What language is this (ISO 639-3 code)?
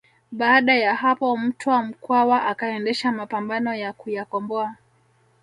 swa